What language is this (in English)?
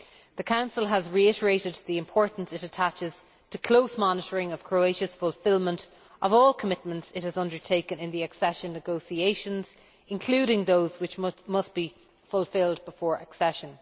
English